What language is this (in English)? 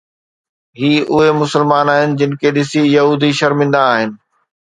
Sindhi